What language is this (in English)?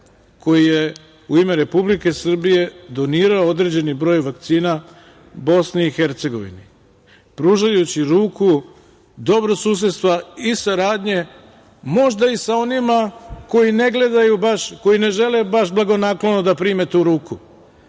Serbian